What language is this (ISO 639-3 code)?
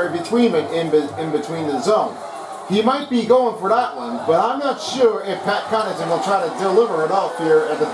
eng